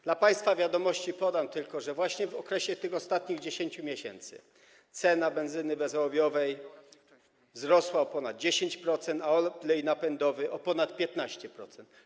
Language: Polish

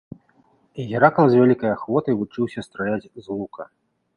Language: Belarusian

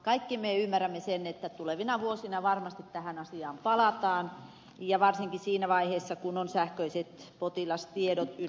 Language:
Finnish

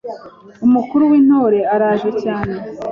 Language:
Kinyarwanda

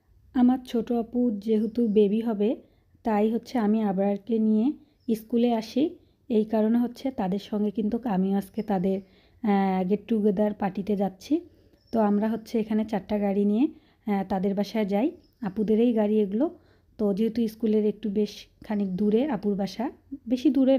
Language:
Arabic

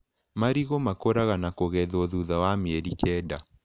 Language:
Kikuyu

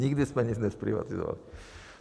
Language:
Czech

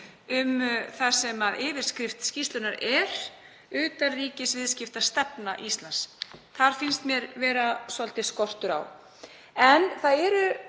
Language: Icelandic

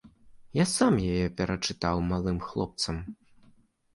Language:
Belarusian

